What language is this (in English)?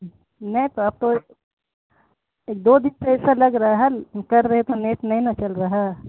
Urdu